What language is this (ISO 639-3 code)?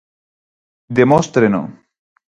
glg